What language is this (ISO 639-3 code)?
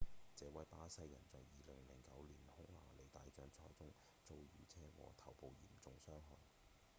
yue